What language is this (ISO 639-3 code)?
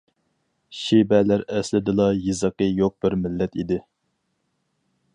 uig